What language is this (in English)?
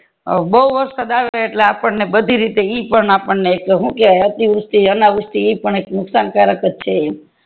Gujarati